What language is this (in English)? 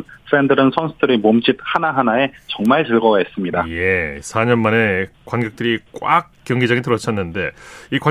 Korean